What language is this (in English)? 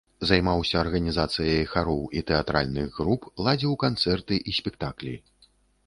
Belarusian